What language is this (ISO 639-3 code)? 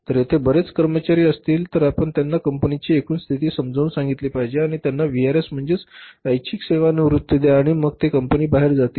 mar